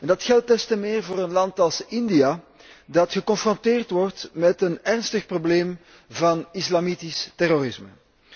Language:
Dutch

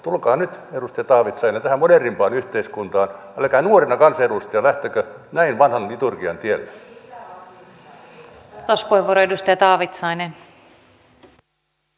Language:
Finnish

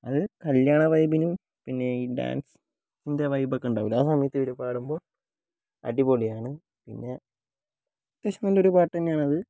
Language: Malayalam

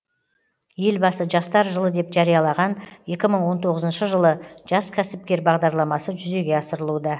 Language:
Kazakh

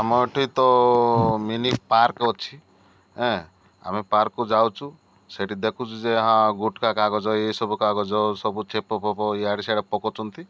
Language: Odia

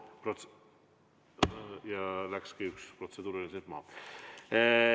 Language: Estonian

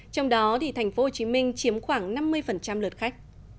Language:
Vietnamese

